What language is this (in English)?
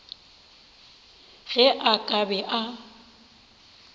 Northern Sotho